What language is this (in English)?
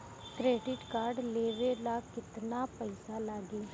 Bhojpuri